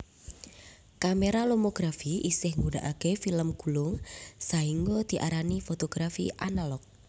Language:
Javanese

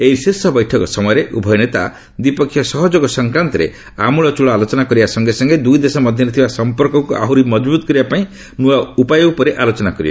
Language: Odia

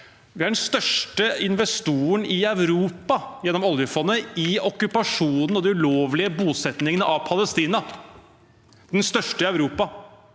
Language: Norwegian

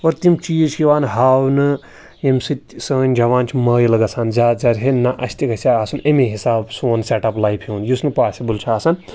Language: Kashmiri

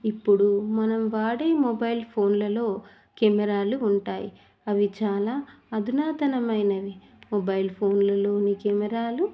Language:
Telugu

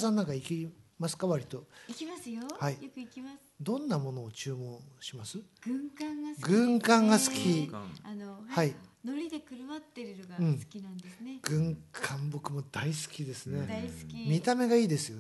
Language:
Japanese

